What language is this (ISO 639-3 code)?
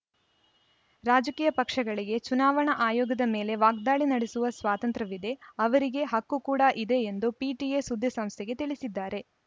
kan